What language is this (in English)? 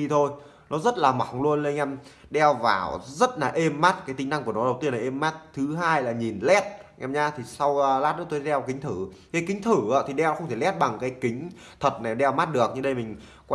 Vietnamese